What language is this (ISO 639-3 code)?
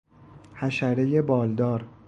fas